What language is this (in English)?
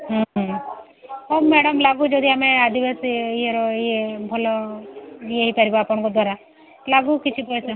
Odia